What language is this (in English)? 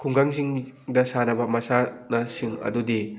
Manipuri